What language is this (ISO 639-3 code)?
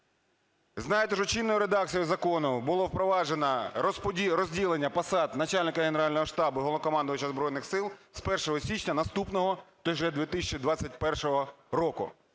ukr